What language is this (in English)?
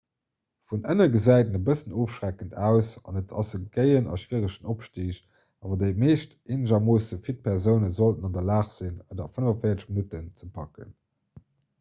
Luxembourgish